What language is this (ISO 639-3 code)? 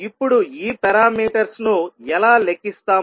tel